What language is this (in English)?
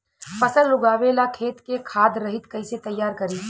Bhojpuri